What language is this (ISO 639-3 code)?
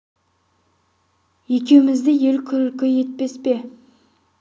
kaz